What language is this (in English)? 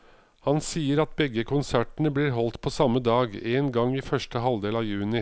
Norwegian